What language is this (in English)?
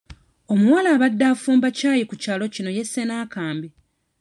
Ganda